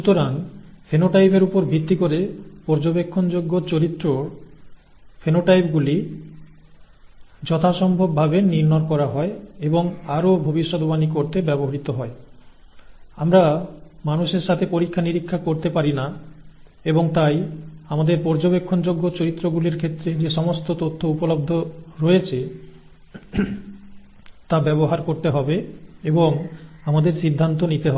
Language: Bangla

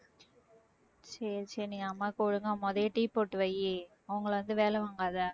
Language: Tamil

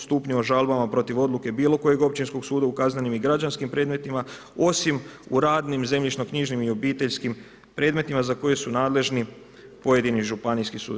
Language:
Croatian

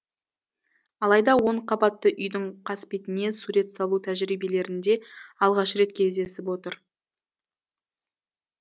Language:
Kazakh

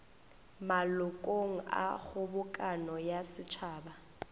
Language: Northern Sotho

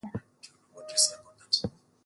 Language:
Swahili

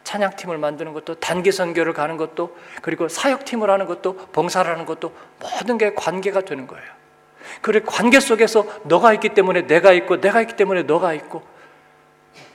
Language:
Korean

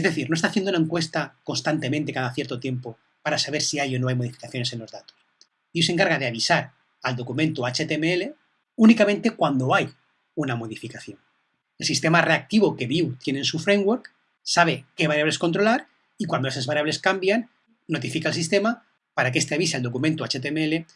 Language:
Spanish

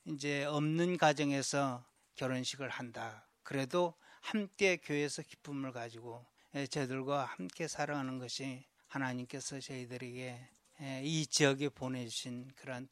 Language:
Korean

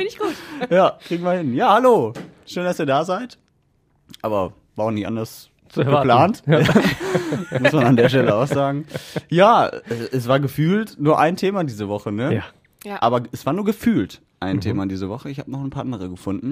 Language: German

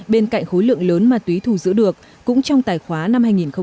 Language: Vietnamese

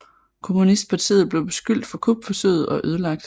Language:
Danish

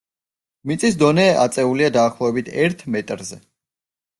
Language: Georgian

